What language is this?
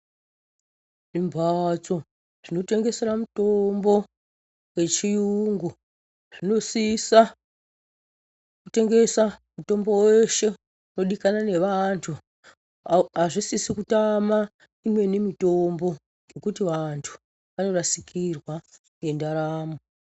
Ndau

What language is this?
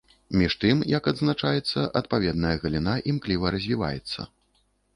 Belarusian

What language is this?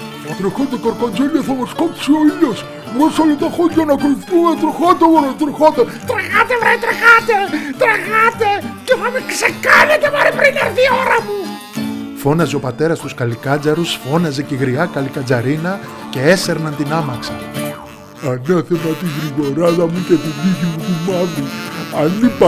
Greek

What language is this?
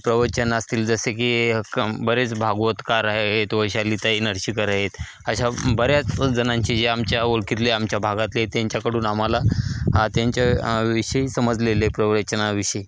Marathi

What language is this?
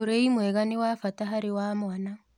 Kikuyu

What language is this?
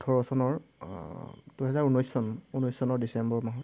Assamese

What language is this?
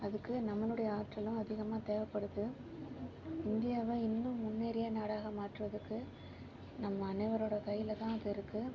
Tamil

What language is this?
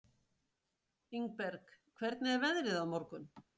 Icelandic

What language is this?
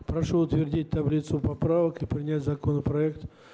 Russian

